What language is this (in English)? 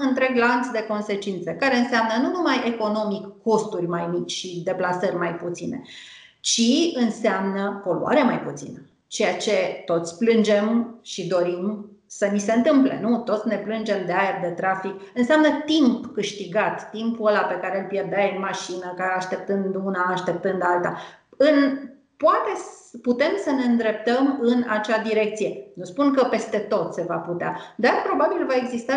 Romanian